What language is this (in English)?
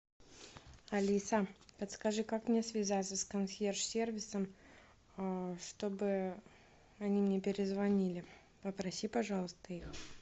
Russian